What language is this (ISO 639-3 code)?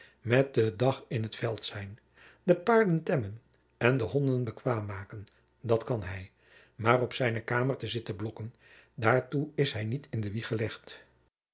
nld